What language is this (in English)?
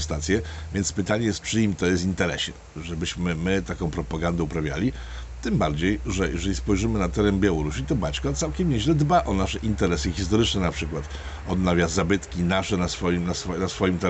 Polish